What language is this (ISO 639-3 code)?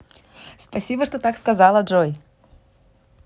rus